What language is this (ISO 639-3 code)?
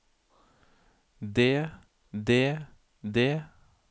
nor